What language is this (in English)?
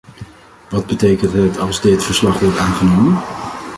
Dutch